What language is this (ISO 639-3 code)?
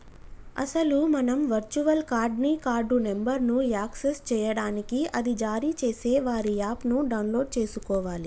tel